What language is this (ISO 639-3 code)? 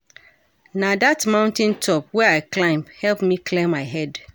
pcm